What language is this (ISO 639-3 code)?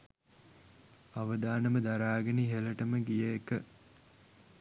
sin